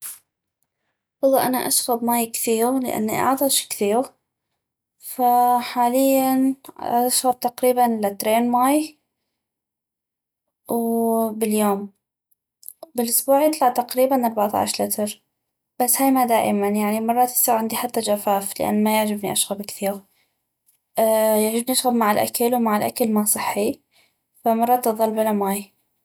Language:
North Mesopotamian Arabic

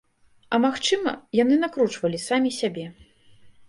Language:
Belarusian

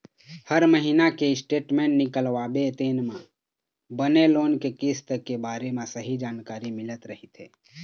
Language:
Chhattisgarhi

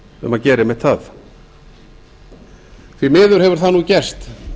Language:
Icelandic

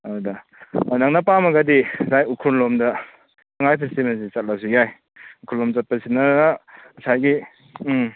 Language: Manipuri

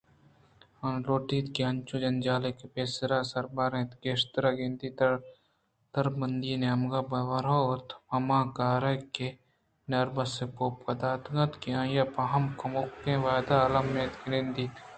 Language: Eastern Balochi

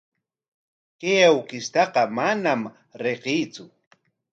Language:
Corongo Ancash Quechua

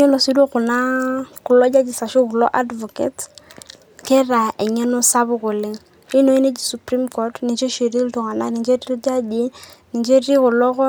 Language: Masai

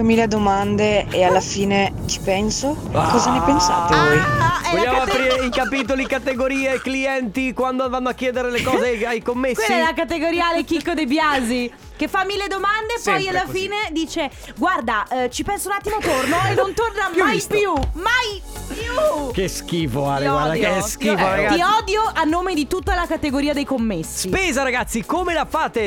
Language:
Italian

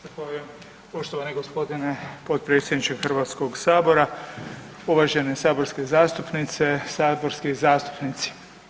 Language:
Croatian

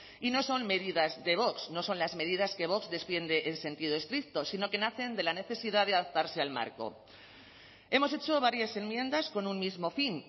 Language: Spanish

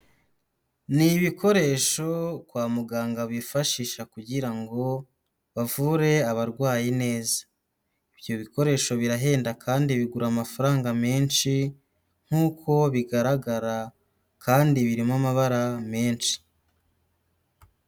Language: Kinyarwanda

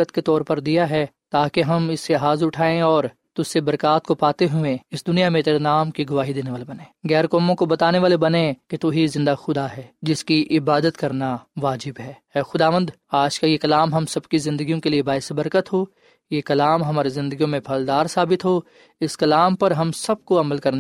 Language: Urdu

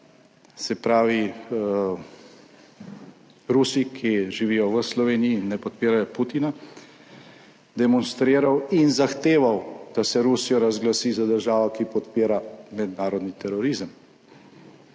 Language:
Slovenian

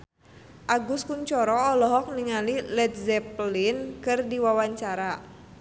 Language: Sundanese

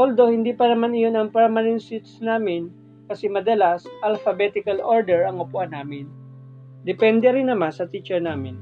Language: Filipino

